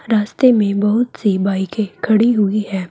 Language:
Hindi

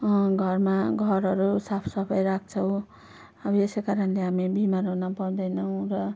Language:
Nepali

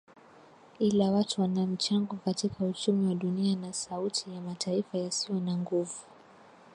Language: Swahili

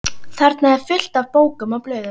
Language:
Icelandic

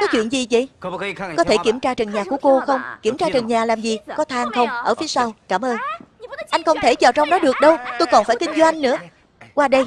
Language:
Vietnamese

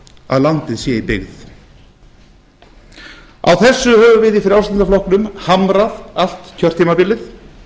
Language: Icelandic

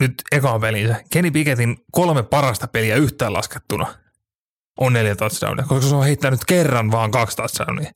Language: Finnish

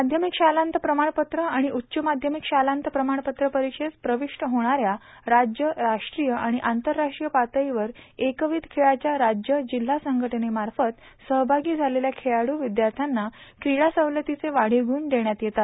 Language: Marathi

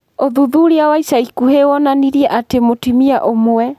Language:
Kikuyu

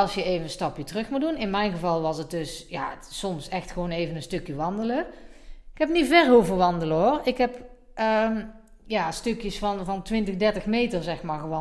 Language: Dutch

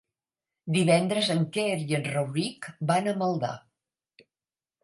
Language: Catalan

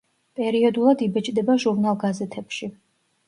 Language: Georgian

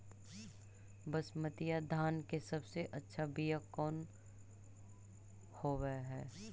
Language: Magahi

